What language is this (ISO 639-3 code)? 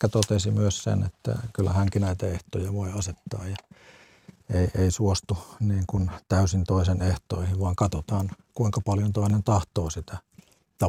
fin